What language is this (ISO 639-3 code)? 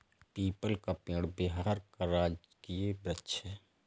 hin